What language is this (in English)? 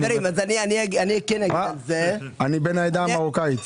Hebrew